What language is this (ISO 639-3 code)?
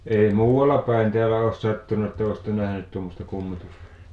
fin